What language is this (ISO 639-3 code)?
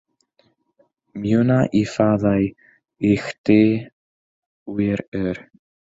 cym